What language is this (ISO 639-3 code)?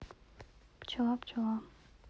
rus